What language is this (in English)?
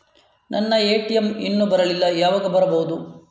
Kannada